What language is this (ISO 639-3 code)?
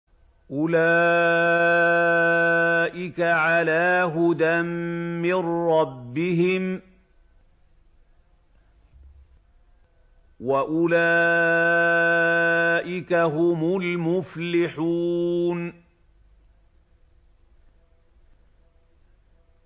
ara